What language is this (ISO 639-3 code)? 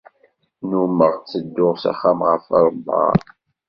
kab